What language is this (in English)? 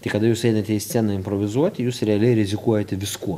Lithuanian